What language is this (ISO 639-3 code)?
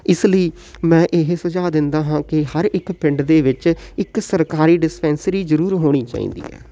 pan